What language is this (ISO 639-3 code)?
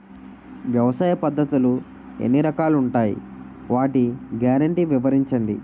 tel